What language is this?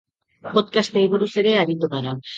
Basque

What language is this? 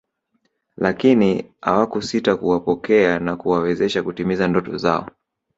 Swahili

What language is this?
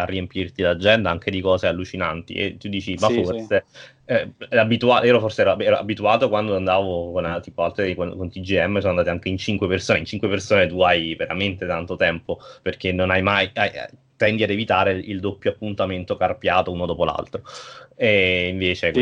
Italian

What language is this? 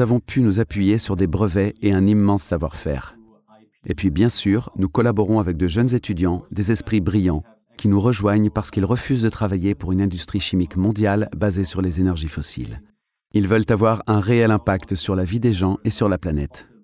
French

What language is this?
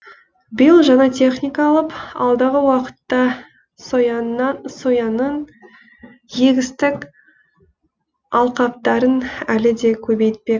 Kazakh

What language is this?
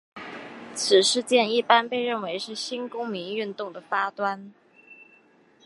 Chinese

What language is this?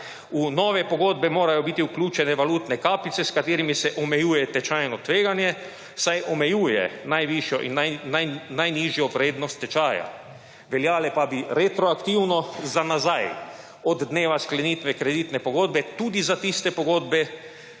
Slovenian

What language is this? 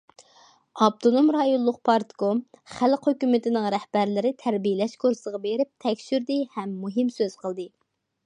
Uyghur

